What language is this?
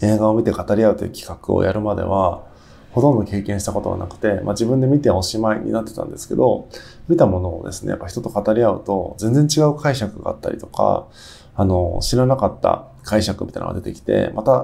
Japanese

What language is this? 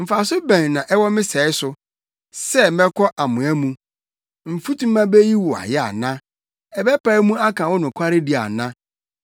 Akan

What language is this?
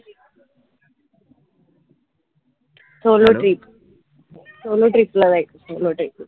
Marathi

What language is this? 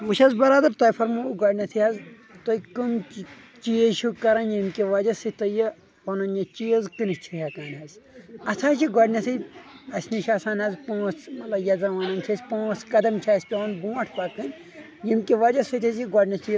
Kashmiri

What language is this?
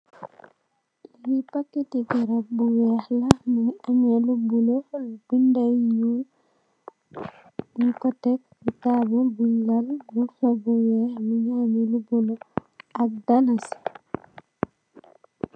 Wolof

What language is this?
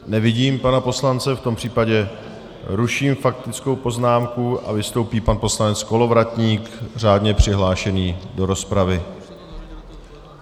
Czech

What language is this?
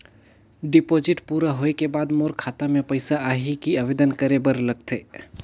Chhattisgarhi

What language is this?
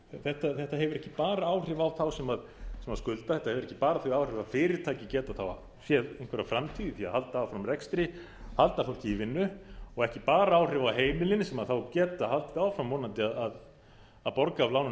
Icelandic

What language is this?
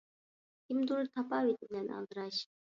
Uyghur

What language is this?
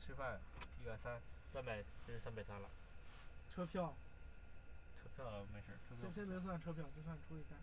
Chinese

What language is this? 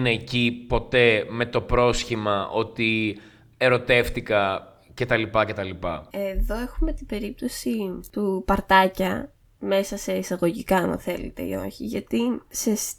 Greek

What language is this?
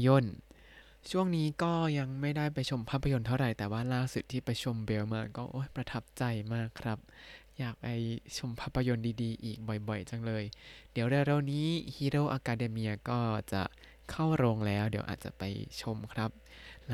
Thai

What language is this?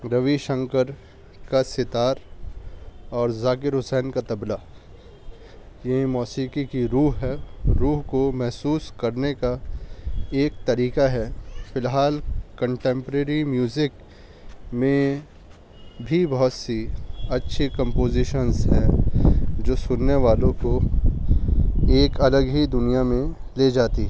Urdu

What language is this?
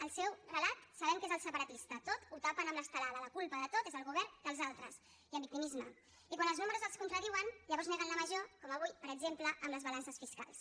Catalan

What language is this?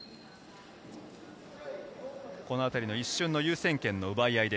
Japanese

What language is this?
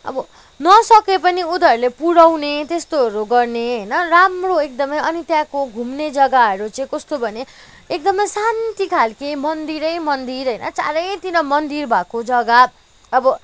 Nepali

